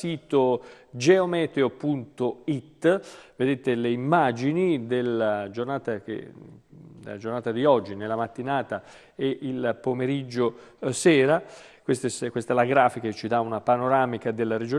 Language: Italian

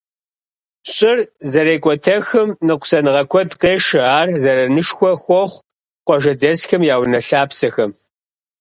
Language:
Kabardian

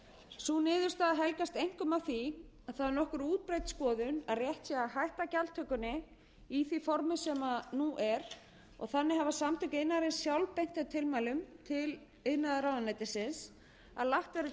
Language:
Icelandic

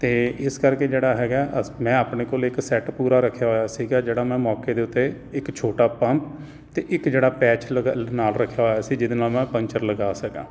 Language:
Punjabi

